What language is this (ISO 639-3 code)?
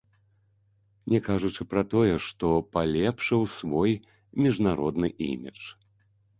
bel